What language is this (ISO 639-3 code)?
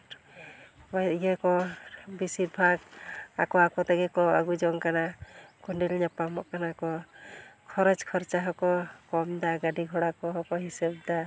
sat